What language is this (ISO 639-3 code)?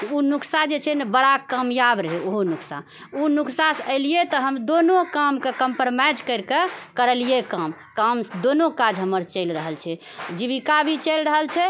mai